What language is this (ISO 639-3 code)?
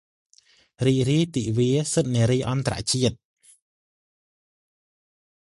khm